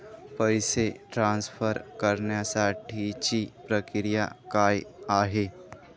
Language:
Marathi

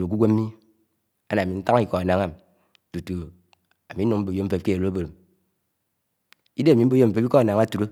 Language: Anaang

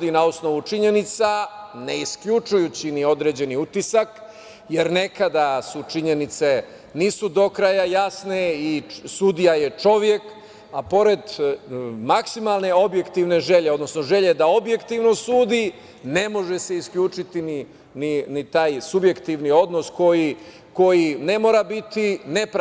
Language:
Serbian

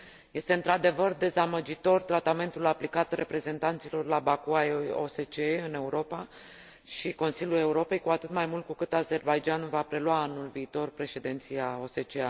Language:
Romanian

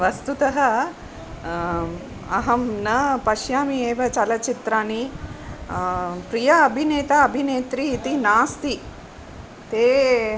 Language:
Sanskrit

